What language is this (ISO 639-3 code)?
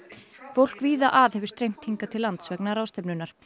isl